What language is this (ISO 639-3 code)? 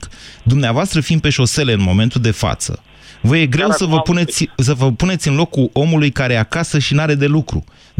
ron